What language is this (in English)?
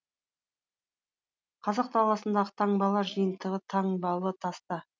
Kazakh